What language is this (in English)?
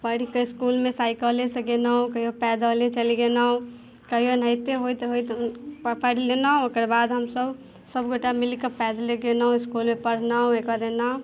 Maithili